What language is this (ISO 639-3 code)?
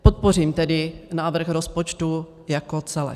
ces